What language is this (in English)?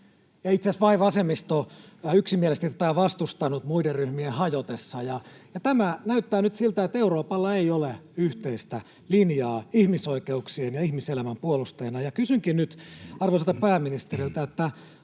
Finnish